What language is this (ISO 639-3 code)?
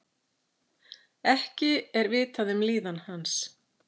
isl